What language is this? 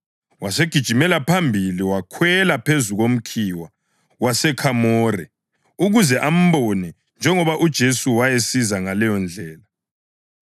North Ndebele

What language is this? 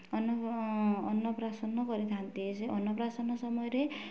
Odia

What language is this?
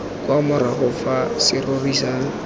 Tswana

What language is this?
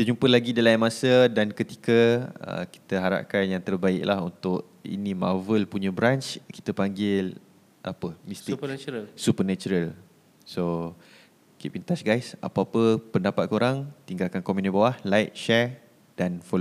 Malay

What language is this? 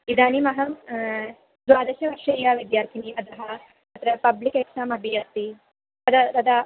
Sanskrit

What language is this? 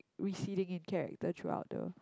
English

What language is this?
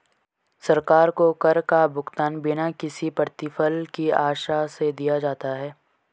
Hindi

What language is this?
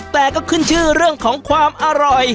Thai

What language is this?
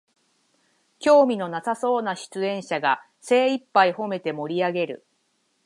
Japanese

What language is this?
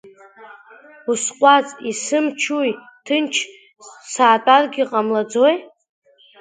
Abkhazian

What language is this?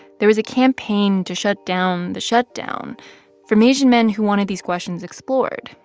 English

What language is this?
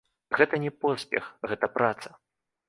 Belarusian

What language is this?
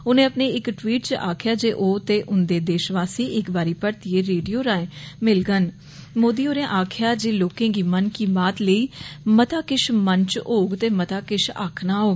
Dogri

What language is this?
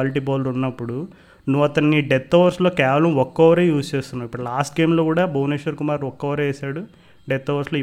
Telugu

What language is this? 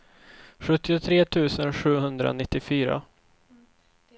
Swedish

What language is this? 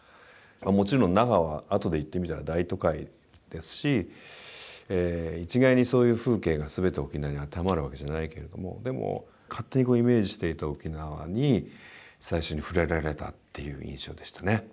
Japanese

